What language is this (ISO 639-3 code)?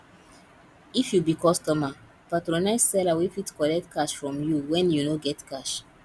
pcm